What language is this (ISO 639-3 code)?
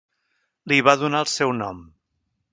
cat